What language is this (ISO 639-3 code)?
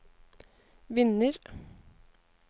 nor